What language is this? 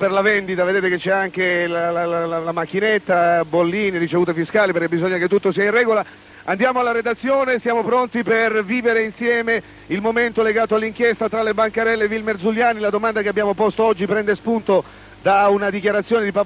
Italian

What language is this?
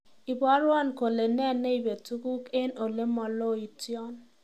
Kalenjin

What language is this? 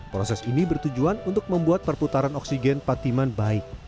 Indonesian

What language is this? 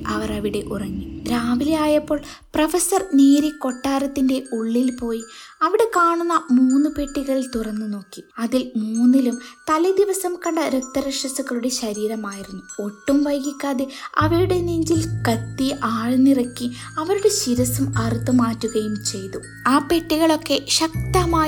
Malayalam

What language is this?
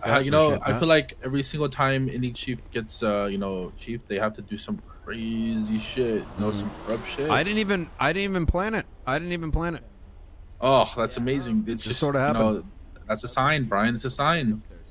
English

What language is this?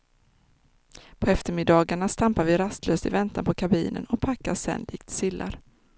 Swedish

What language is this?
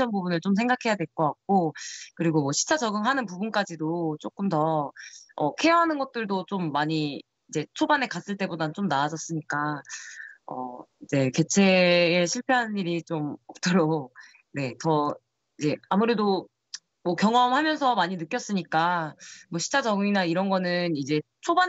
Korean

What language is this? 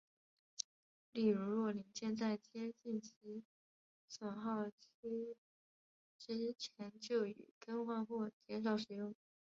Chinese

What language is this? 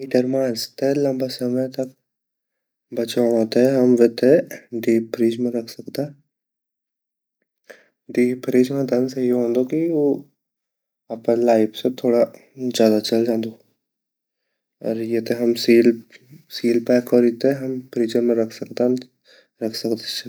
Garhwali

